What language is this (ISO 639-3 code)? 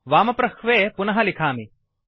san